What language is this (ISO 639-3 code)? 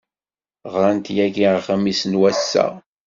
kab